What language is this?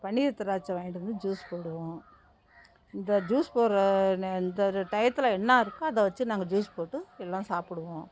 Tamil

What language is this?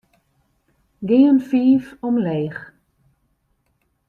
Western Frisian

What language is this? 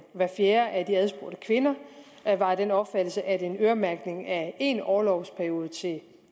Danish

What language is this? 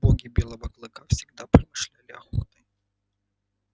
Russian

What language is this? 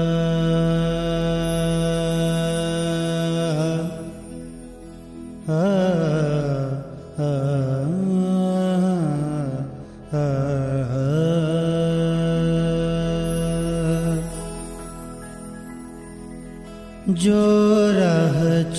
Hindi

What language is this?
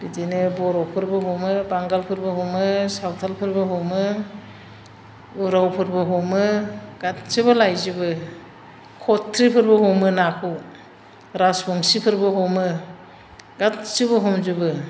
Bodo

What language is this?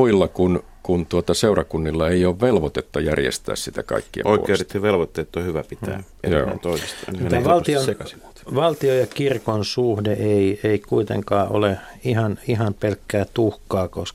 Finnish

